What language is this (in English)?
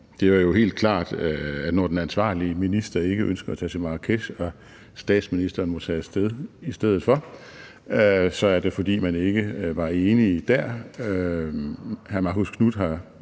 Danish